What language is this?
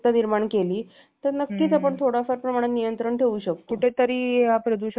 Marathi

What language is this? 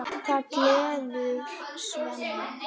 Icelandic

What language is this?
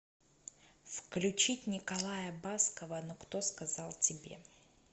Russian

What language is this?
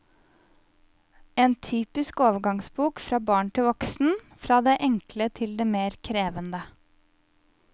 Norwegian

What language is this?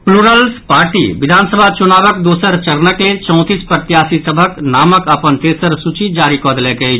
Maithili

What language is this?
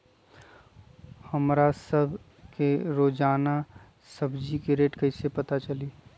Magahi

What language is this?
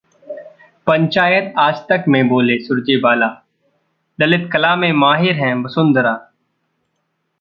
Hindi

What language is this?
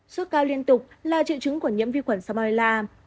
Vietnamese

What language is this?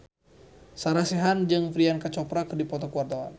Sundanese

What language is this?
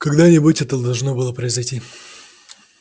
Russian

